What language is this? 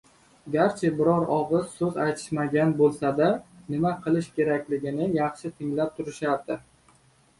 Uzbek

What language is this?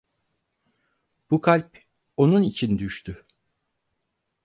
Turkish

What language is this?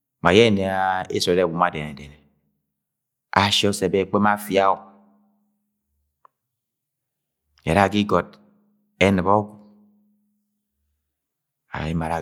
Agwagwune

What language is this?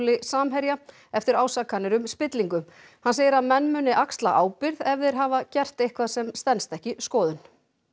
Icelandic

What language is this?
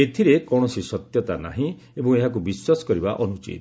Odia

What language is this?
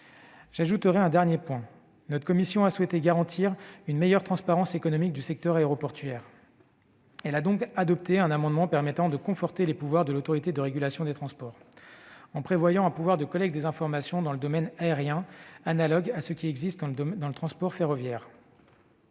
French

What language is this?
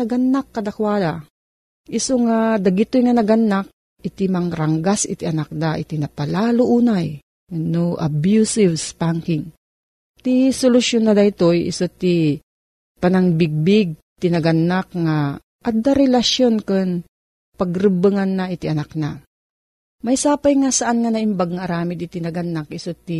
Filipino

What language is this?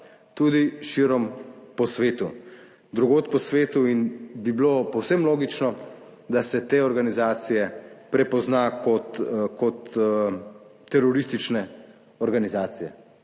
Slovenian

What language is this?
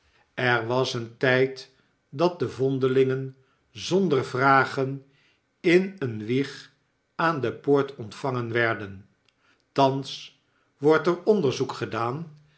Dutch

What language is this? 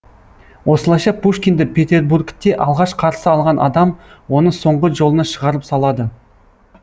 Kazakh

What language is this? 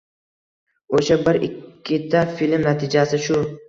Uzbek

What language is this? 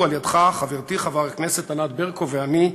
Hebrew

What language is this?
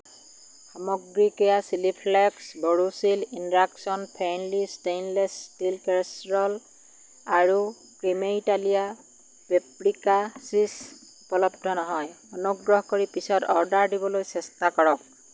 Assamese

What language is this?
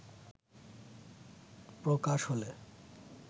Bangla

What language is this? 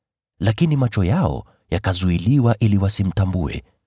Swahili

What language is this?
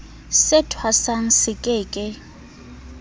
Southern Sotho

